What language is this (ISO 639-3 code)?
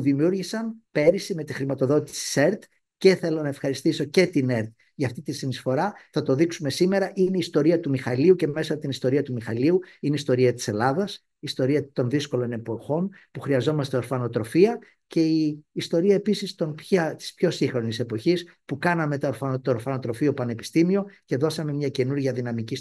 ell